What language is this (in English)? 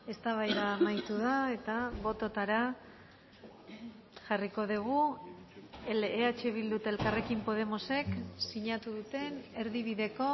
Basque